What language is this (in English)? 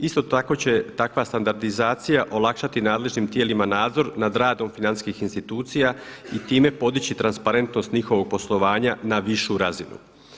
Croatian